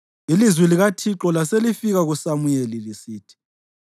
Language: North Ndebele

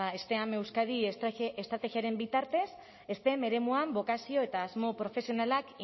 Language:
Basque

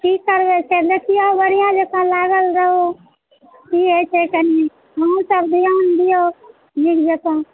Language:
Maithili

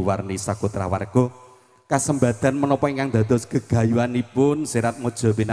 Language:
Indonesian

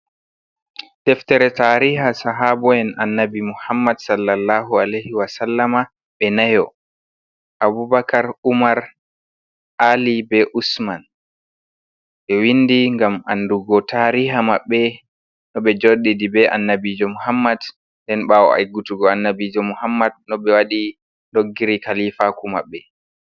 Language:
Fula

